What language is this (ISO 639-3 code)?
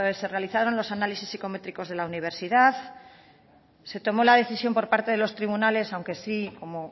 spa